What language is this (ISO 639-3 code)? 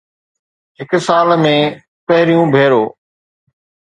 snd